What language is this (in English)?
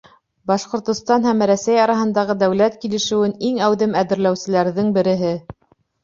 Bashkir